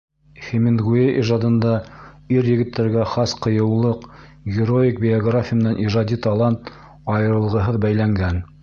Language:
Bashkir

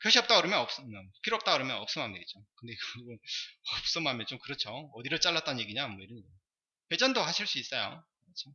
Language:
Korean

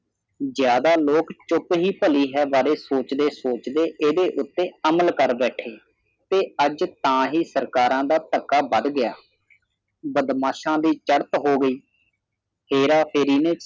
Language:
Punjabi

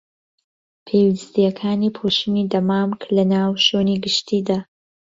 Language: Central Kurdish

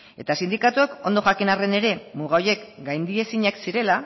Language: Basque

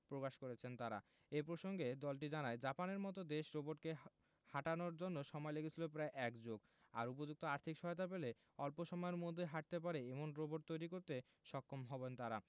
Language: Bangla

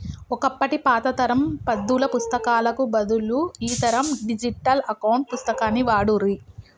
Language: Telugu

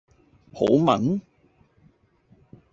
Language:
Cantonese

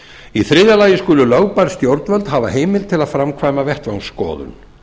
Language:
Icelandic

